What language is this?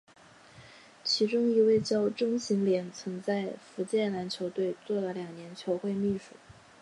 Chinese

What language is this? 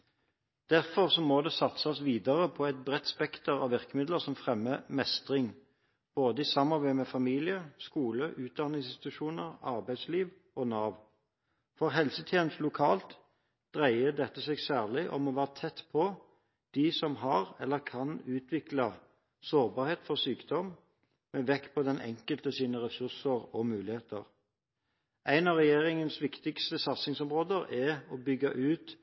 Norwegian Bokmål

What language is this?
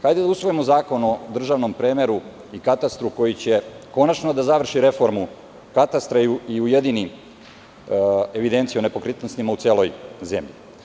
Serbian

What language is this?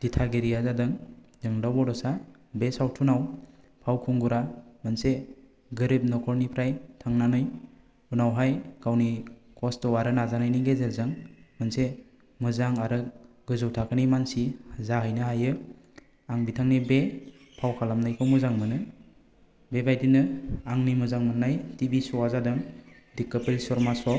Bodo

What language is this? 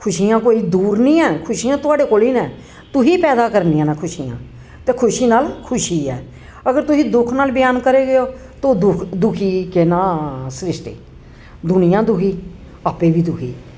Dogri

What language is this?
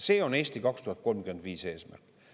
Estonian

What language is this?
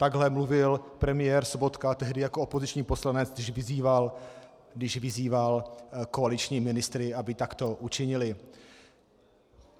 Czech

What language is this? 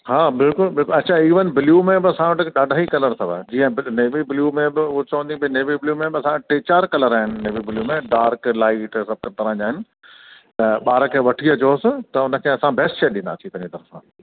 Sindhi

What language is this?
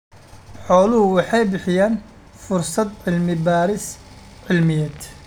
Somali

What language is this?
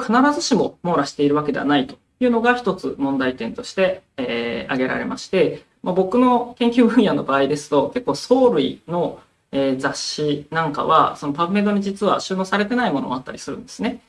Japanese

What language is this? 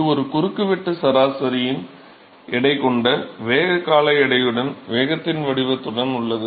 Tamil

